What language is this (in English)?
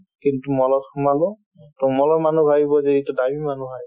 Assamese